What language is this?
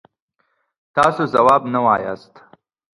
Pashto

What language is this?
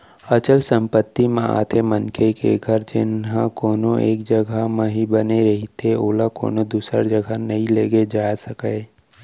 Chhattisgarhi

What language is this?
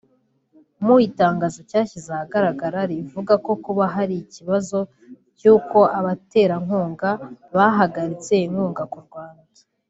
Kinyarwanda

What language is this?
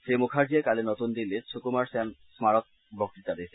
Assamese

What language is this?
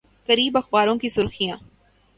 Urdu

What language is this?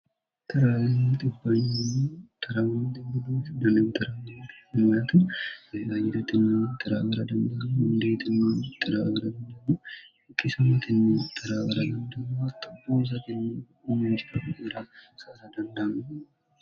Sidamo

